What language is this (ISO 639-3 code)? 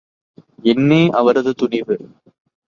tam